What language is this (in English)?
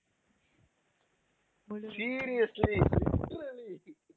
Tamil